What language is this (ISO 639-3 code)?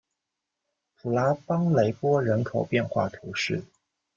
zho